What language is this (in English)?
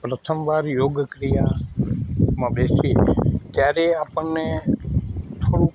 Gujarati